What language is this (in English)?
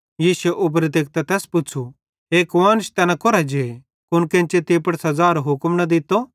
Bhadrawahi